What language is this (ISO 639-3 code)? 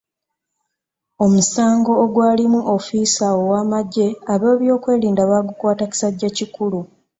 lug